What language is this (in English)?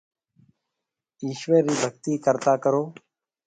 Marwari (Pakistan)